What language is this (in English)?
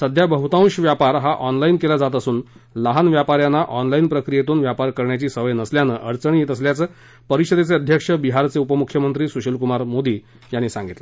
Marathi